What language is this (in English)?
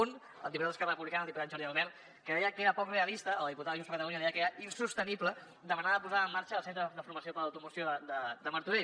Catalan